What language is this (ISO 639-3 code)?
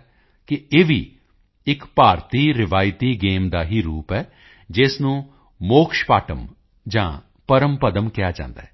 pan